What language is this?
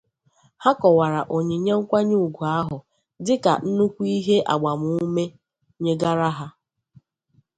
Igbo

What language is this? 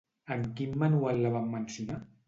Catalan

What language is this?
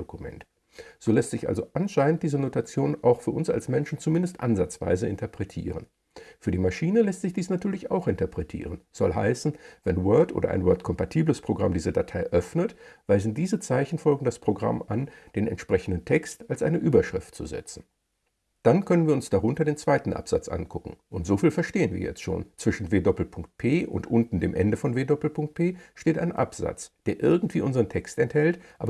German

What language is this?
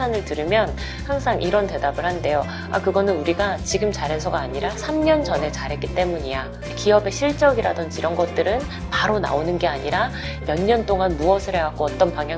Korean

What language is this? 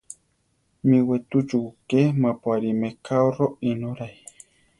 Central Tarahumara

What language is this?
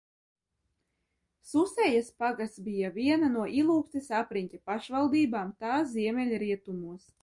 Latvian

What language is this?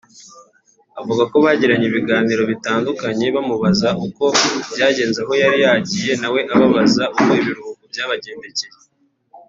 Kinyarwanda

